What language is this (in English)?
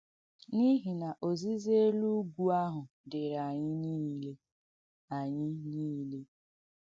Igbo